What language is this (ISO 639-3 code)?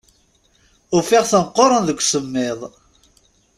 kab